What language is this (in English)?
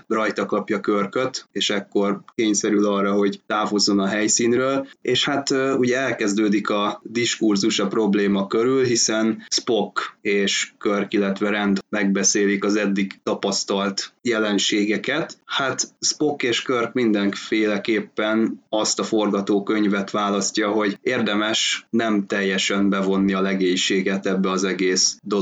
Hungarian